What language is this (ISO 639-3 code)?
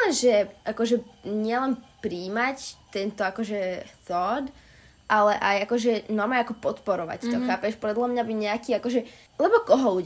slk